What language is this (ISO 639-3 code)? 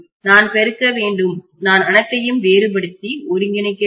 tam